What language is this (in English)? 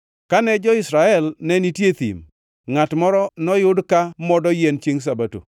Luo (Kenya and Tanzania)